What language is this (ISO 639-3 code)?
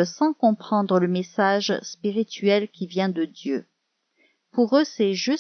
fra